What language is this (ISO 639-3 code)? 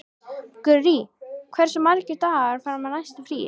isl